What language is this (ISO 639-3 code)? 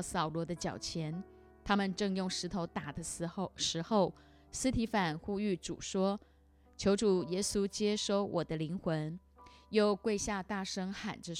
zho